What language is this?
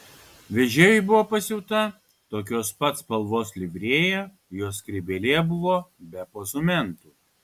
Lithuanian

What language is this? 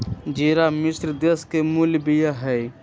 Magahi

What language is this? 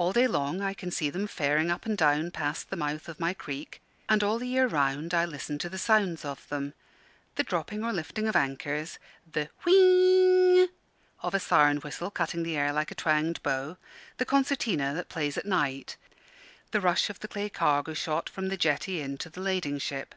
English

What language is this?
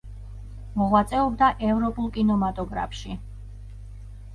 Georgian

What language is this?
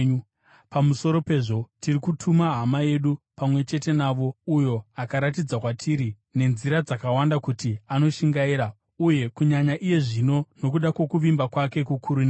Shona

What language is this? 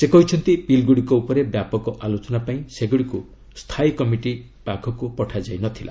Odia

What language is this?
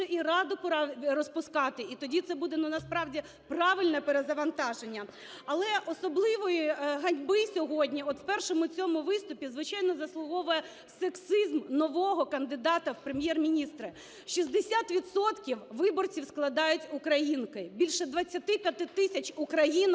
Ukrainian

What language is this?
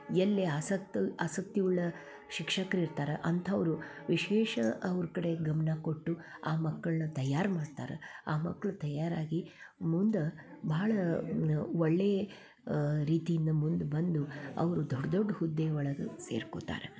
Kannada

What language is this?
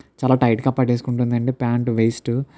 Telugu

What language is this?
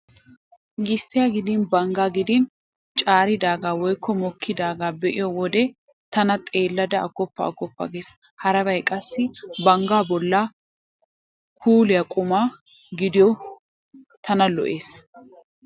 Wolaytta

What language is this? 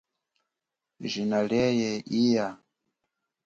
Chokwe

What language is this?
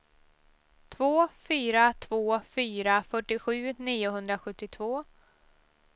Swedish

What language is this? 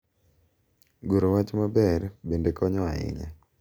Luo (Kenya and Tanzania)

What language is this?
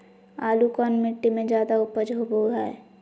Magahi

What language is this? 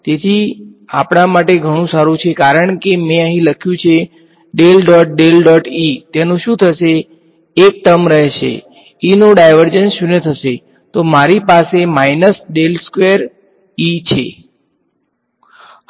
Gujarati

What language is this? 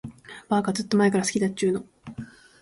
Japanese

